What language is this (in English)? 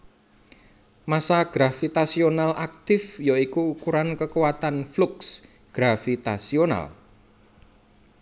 Javanese